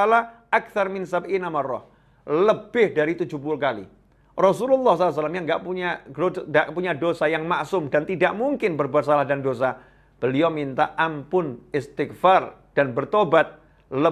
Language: Indonesian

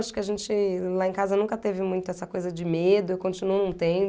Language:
Portuguese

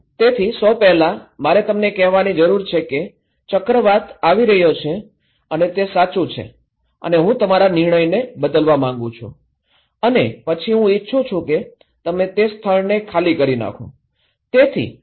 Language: Gujarati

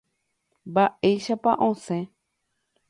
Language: Guarani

